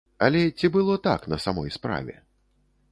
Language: Belarusian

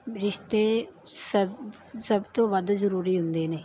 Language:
Punjabi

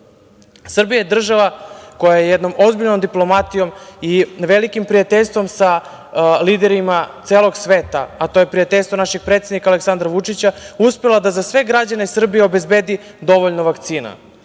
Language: Serbian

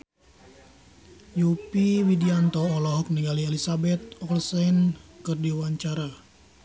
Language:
Sundanese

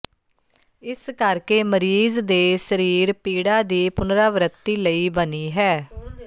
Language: Punjabi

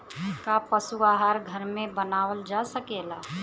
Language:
Bhojpuri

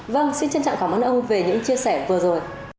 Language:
Vietnamese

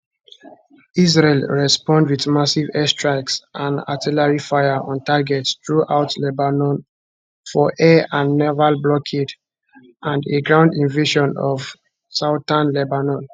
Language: Nigerian Pidgin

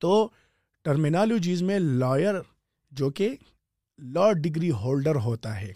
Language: Urdu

